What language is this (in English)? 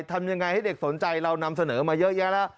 Thai